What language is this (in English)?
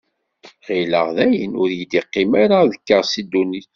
Kabyle